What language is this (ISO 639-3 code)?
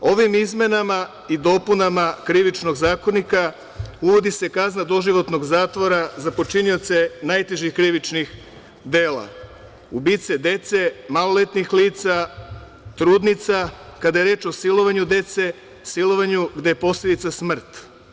srp